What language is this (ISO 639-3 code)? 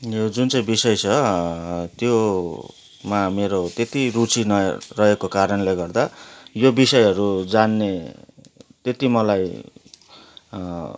nep